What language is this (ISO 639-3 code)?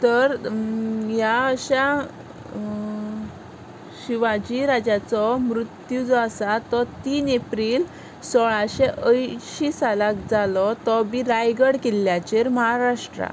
kok